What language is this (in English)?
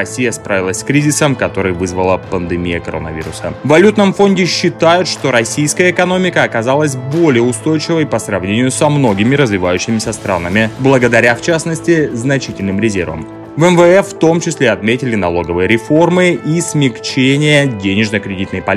Russian